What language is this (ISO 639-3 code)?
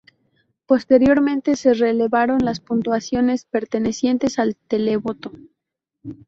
spa